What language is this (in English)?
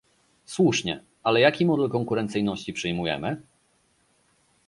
Polish